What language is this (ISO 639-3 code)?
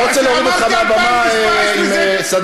heb